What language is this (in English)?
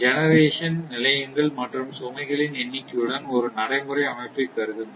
Tamil